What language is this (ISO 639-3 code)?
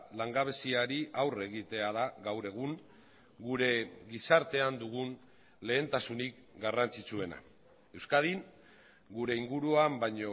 eus